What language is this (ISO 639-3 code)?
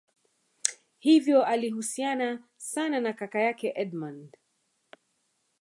swa